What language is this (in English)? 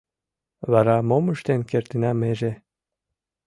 Mari